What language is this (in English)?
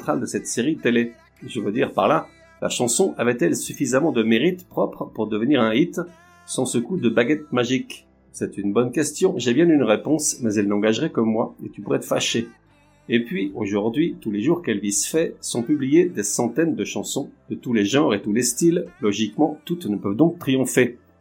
French